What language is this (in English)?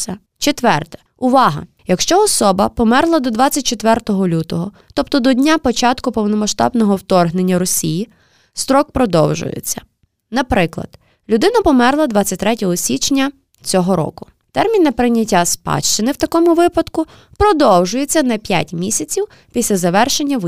Ukrainian